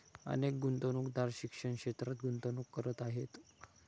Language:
Marathi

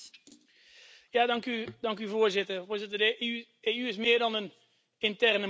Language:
Dutch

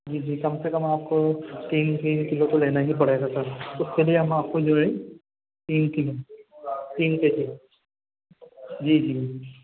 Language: Urdu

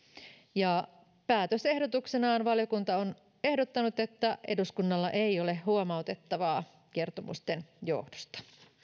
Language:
Finnish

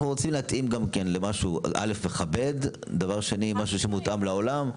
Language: Hebrew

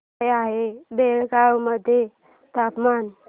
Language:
Marathi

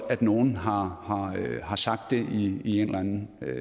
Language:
Danish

